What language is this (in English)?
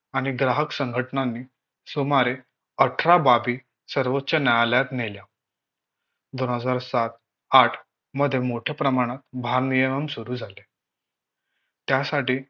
Marathi